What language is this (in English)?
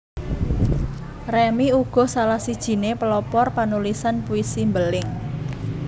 Javanese